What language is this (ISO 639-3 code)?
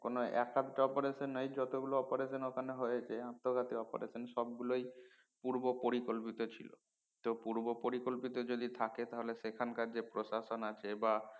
ben